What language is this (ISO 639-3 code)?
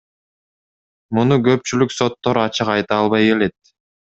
kir